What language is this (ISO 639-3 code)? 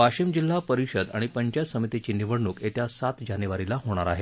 mar